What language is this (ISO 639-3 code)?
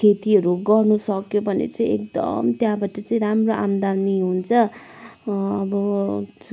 nep